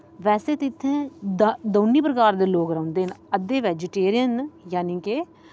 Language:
Dogri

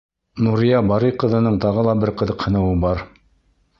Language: Bashkir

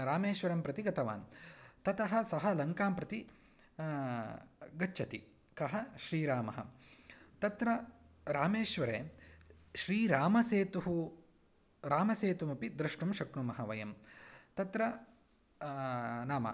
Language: Sanskrit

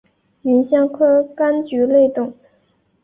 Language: Chinese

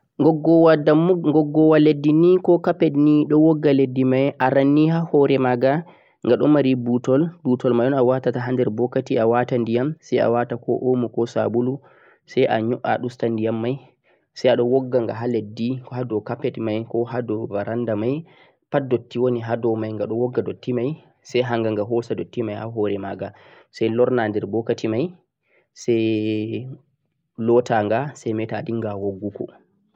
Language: Central-Eastern Niger Fulfulde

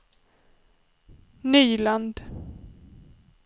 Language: Swedish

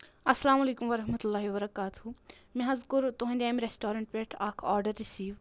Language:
Kashmiri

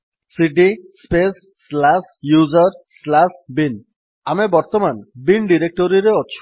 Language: Odia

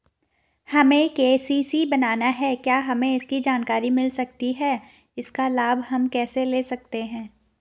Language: Hindi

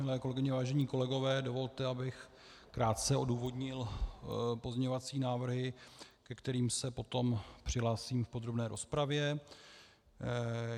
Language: Czech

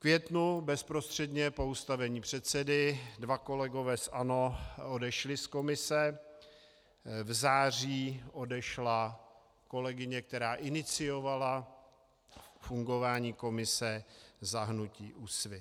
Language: Czech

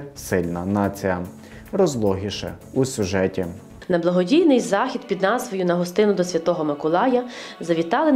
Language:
Ukrainian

